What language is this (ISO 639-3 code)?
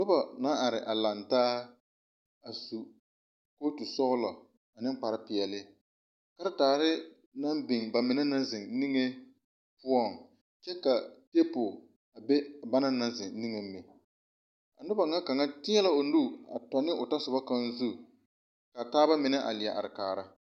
dga